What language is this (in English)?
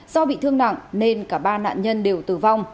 Vietnamese